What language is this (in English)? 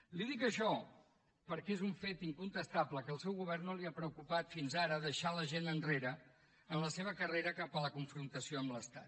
Catalan